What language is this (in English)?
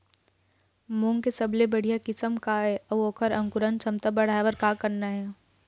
Chhattisgarhi